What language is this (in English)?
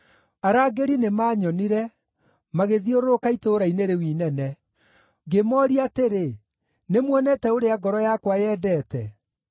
Kikuyu